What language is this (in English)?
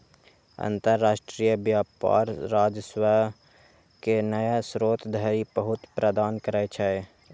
Maithili